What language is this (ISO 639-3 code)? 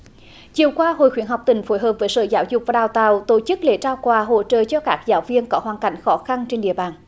vie